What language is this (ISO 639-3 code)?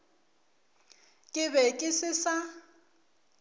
nso